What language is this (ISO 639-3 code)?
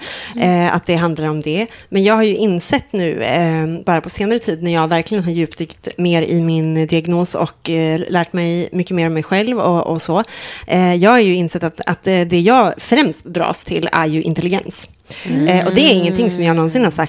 swe